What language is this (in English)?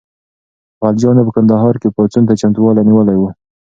Pashto